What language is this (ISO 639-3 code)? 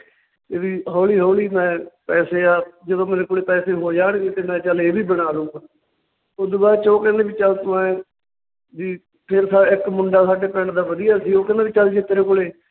pan